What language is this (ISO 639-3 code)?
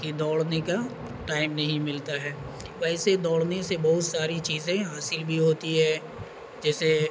urd